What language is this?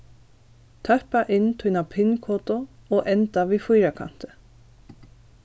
Faroese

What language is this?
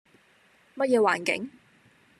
Cantonese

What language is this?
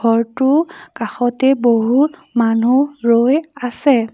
Assamese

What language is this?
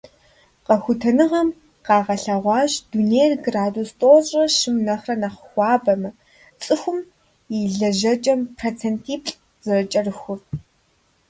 Kabardian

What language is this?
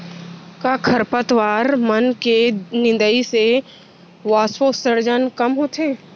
Chhattisgarhi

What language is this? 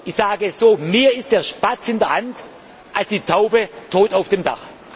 German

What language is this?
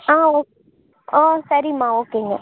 Tamil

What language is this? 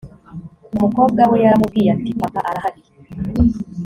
Kinyarwanda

